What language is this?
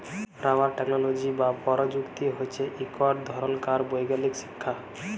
Bangla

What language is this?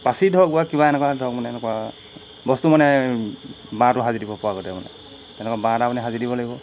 Assamese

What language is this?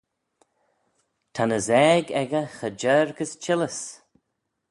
Manx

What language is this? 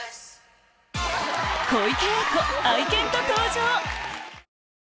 Japanese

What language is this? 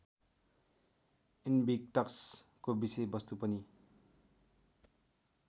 Nepali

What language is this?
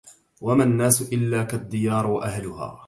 Arabic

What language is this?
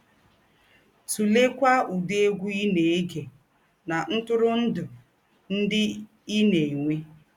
Igbo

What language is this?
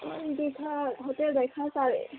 Manipuri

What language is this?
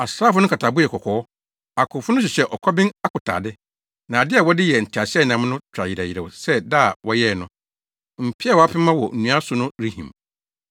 Akan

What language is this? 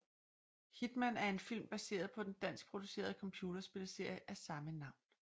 Danish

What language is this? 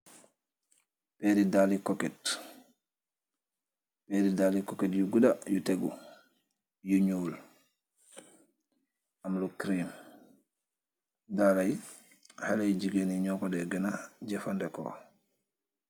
Wolof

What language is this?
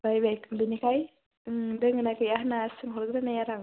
Bodo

